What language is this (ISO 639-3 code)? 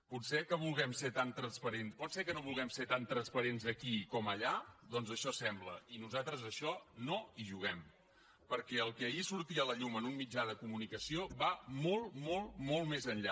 cat